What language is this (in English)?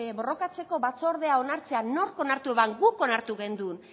Basque